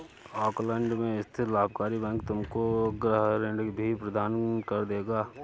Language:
Hindi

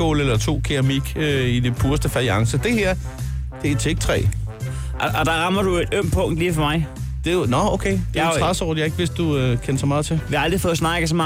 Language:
Danish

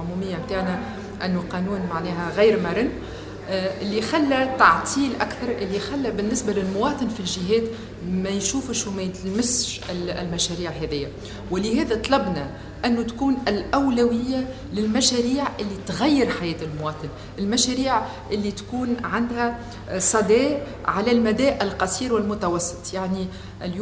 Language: Arabic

